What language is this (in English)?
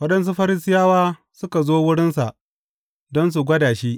Hausa